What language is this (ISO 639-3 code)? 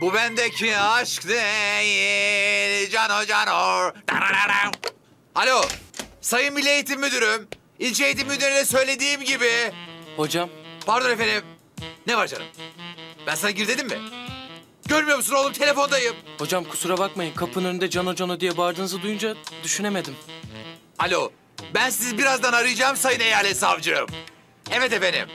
tur